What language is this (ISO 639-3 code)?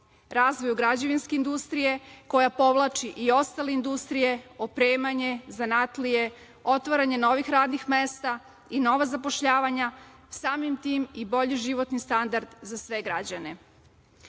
srp